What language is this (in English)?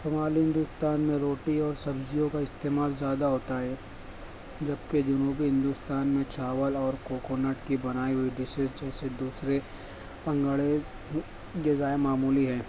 Urdu